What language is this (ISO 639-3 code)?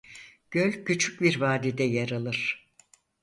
tur